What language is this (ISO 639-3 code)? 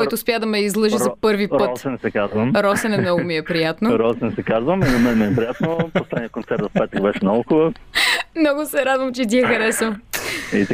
bul